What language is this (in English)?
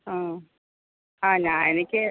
Malayalam